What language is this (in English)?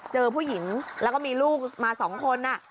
Thai